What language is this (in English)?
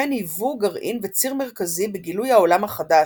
Hebrew